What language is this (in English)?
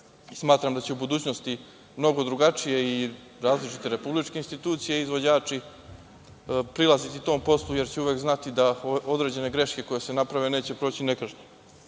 Serbian